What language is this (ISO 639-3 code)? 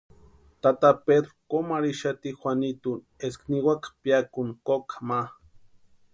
pua